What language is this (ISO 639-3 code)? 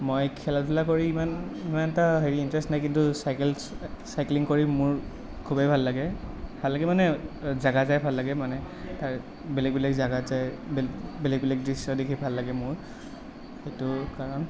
asm